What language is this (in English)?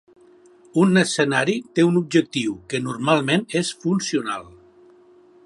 Catalan